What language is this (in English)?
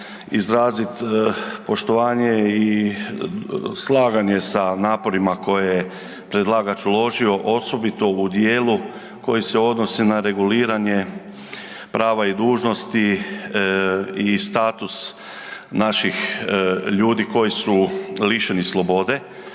Croatian